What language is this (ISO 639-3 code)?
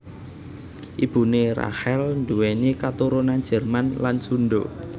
jav